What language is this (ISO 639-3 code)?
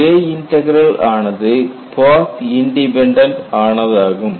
tam